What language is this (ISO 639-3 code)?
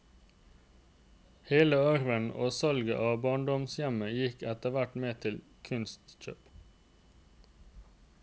nor